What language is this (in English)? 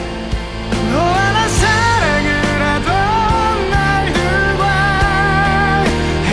Korean